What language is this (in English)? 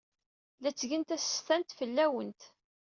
Kabyle